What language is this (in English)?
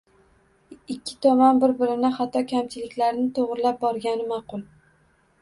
Uzbek